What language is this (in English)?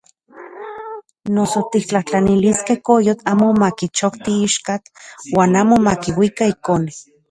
Central Puebla Nahuatl